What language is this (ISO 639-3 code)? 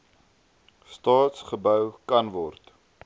afr